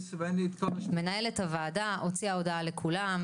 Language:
Hebrew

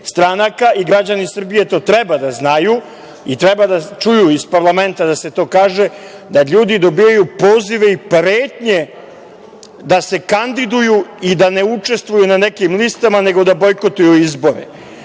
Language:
Serbian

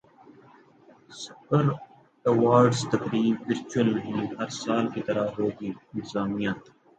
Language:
Urdu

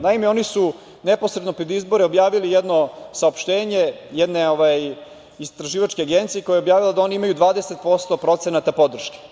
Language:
Serbian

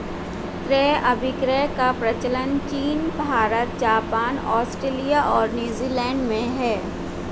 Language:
Hindi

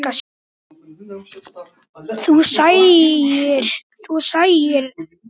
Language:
Icelandic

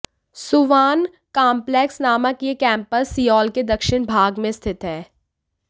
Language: Hindi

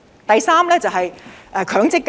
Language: Cantonese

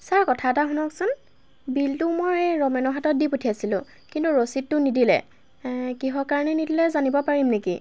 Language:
Assamese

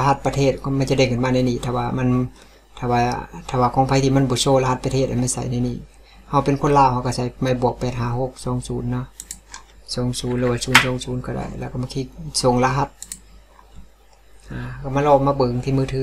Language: Thai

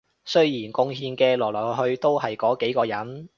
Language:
Cantonese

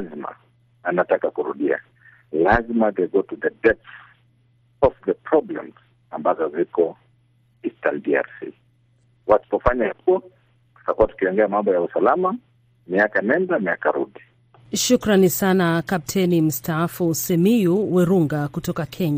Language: Swahili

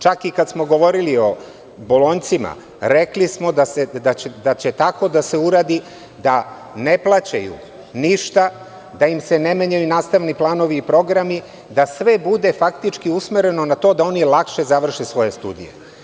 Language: Serbian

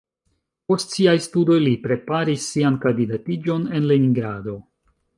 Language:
Esperanto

